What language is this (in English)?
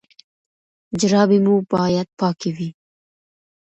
Pashto